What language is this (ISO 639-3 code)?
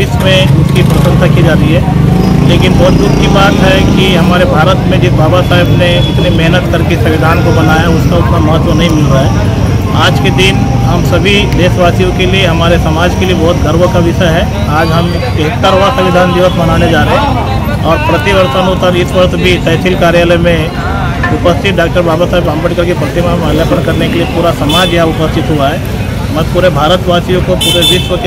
hin